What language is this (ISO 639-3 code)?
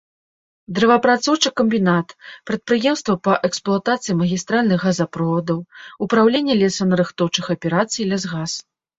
bel